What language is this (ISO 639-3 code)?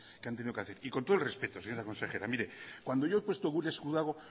spa